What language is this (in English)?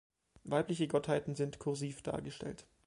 German